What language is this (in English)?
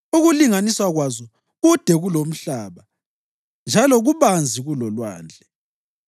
North Ndebele